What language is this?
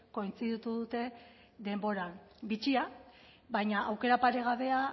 Basque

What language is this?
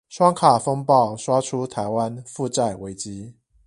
Chinese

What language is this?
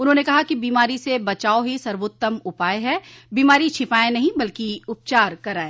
Hindi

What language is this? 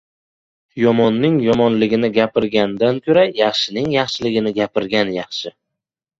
Uzbek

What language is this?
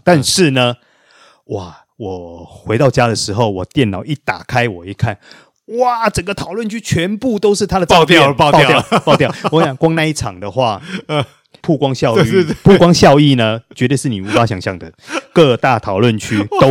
Chinese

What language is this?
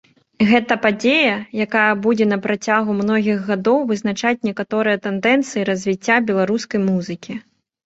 Belarusian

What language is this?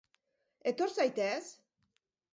Basque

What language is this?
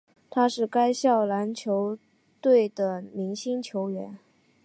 Chinese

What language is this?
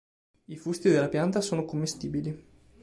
Italian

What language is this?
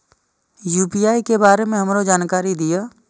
Maithili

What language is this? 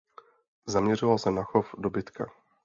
Czech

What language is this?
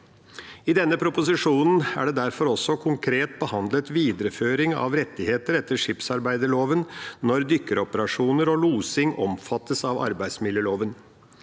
Norwegian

